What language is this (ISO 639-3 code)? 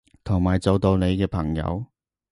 yue